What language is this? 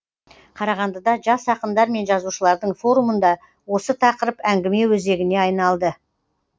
Kazakh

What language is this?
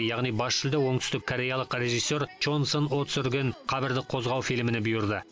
Kazakh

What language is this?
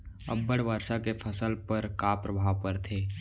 Chhattisgarhi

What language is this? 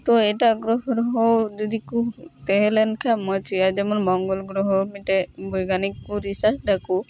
Santali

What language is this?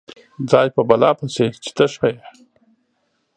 Pashto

